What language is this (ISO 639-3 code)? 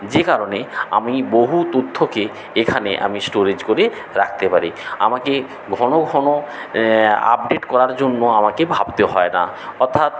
ben